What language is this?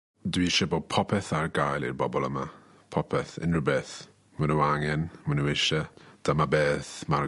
Welsh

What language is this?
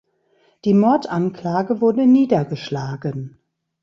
German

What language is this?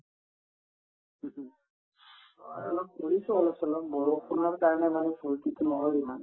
Assamese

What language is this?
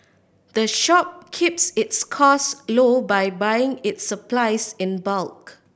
English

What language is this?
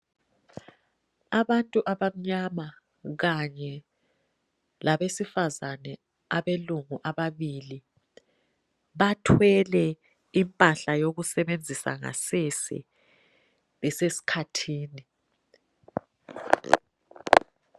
North Ndebele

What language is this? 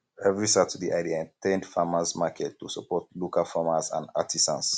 Nigerian Pidgin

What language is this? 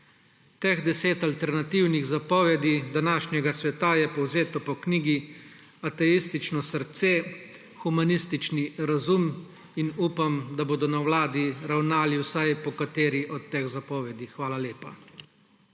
Slovenian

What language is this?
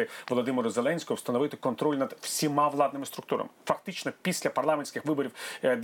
Ukrainian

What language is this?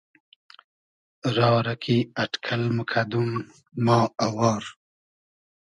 Hazaragi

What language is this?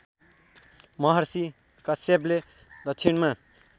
Nepali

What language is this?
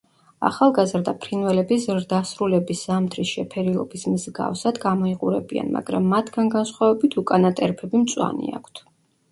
Georgian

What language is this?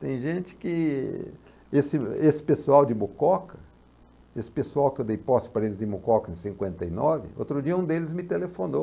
Portuguese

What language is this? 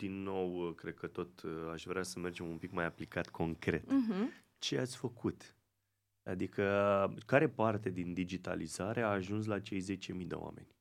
Romanian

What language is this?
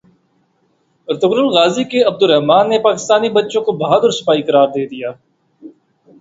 Urdu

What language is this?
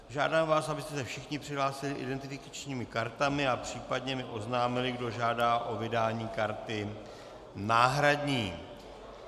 Czech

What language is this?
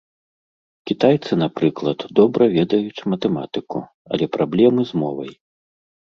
Belarusian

